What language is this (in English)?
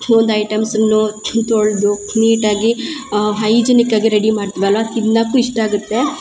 Kannada